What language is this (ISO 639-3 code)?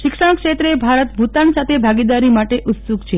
guj